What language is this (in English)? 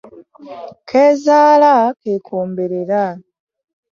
Ganda